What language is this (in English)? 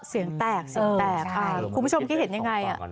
Thai